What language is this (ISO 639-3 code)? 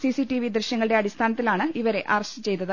mal